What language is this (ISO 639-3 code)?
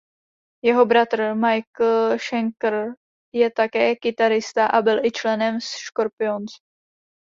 ces